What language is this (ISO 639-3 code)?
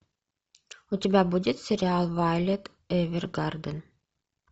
rus